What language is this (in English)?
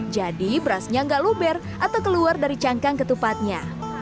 Indonesian